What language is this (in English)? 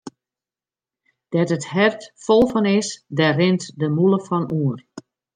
Western Frisian